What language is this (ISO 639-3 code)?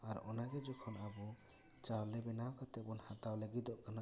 sat